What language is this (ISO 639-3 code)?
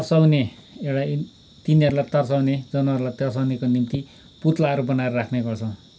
nep